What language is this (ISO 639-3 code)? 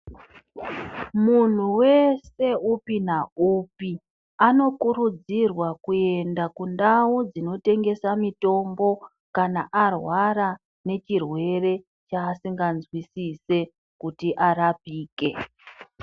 ndc